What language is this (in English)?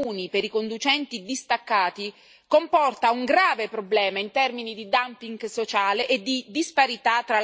Italian